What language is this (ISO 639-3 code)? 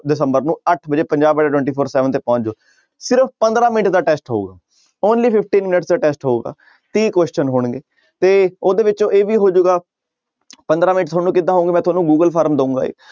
pan